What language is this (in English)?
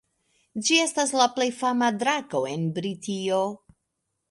Esperanto